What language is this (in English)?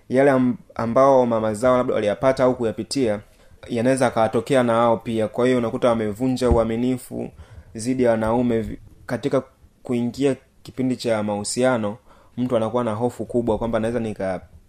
Swahili